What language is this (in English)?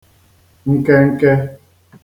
Igbo